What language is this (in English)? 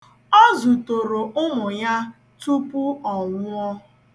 Igbo